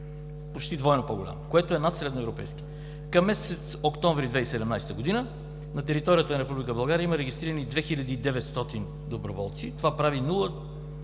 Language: Bulgarian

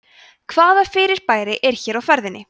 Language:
Icelandic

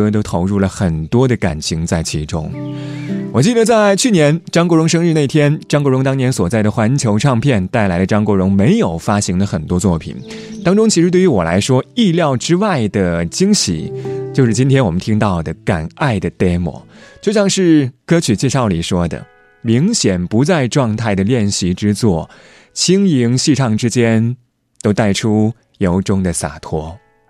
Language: Chinese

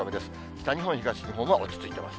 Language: Japanese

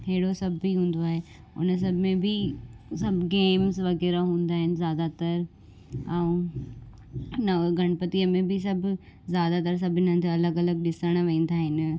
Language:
Sindhi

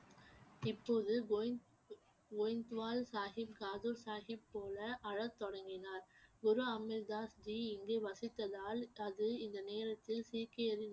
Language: Tamil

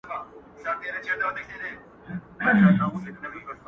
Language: Pashto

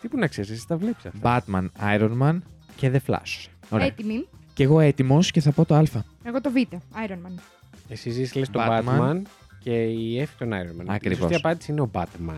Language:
Greek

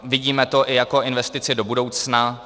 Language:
Czech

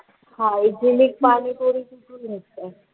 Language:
Marathi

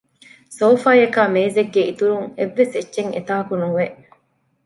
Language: Divehi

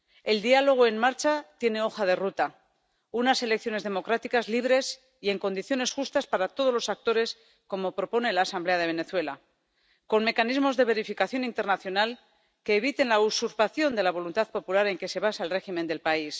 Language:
Spanish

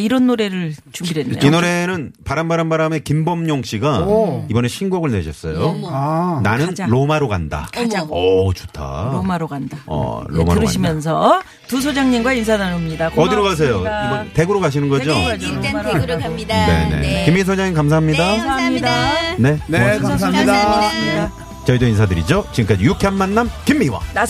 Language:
Korean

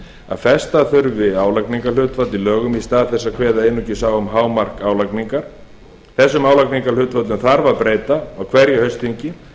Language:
Icelandic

